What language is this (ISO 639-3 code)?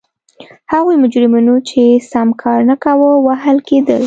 pus